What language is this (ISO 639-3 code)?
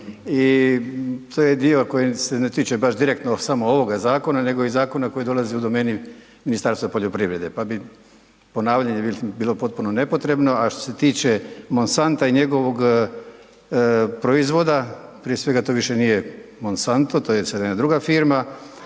hrv